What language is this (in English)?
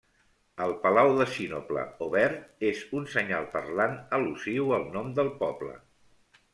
Catalan